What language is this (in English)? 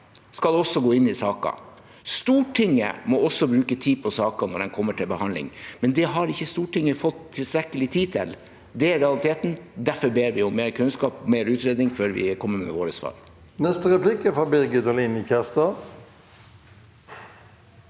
Norwegian